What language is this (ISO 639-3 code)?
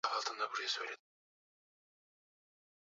swa